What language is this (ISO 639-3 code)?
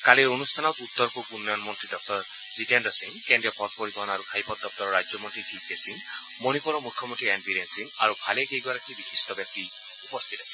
asm